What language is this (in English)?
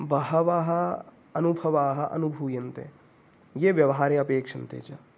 Sanskrit